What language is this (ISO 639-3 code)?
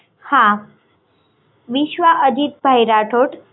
guj